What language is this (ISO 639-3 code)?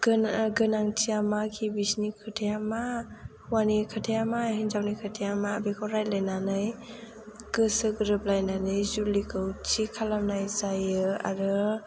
brx